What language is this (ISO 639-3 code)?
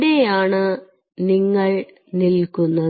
mal